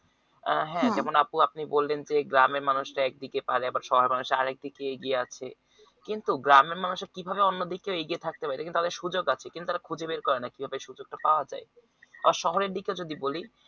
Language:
Bangla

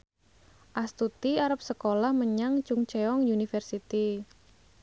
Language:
Javanese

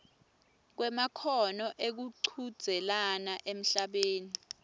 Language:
Swati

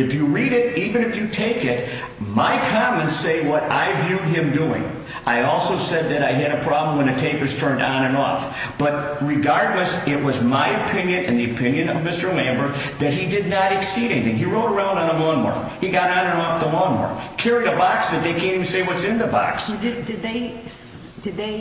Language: English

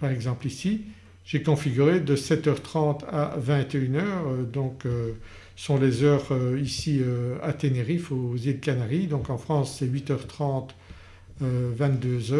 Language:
French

